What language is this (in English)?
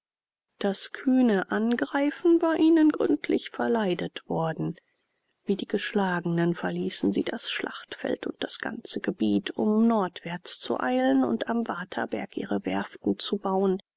German